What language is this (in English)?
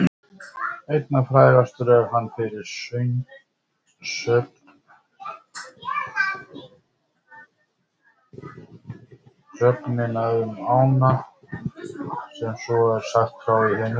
Icelandic